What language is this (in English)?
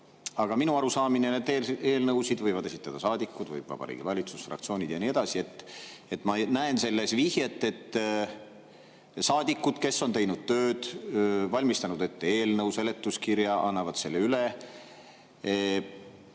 Estonian